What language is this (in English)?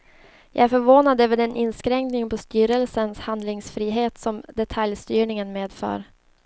Swedish